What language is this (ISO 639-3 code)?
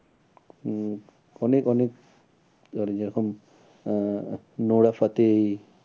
ben